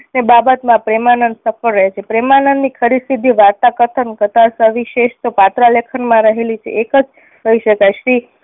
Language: Gujarati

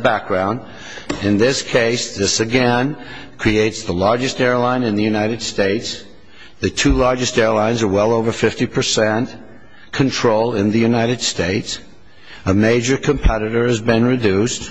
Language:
English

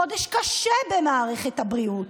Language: Hebrew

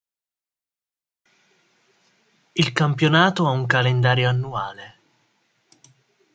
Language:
Italian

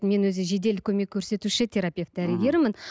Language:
Kazakh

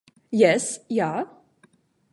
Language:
Esperanto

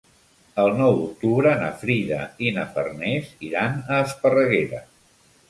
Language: Catalan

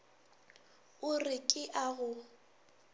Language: Northern Sotho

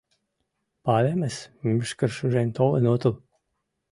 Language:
Mari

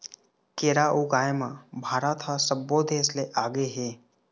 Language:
Chhattisgarhi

